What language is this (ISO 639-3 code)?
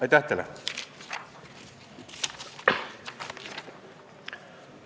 est